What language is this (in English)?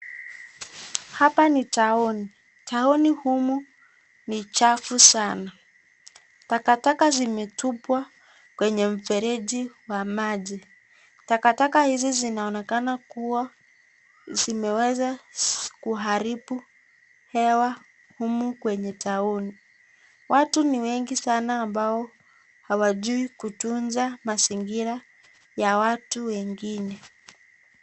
Swahili